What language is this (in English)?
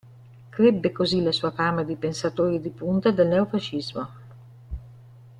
Italian